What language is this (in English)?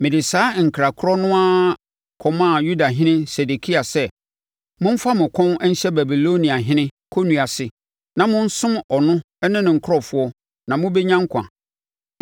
Akan